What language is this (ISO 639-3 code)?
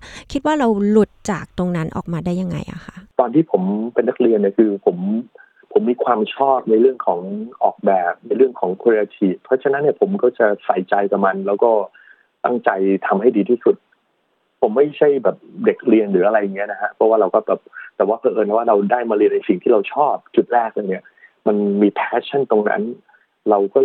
tha